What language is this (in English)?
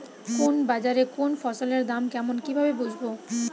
Bangla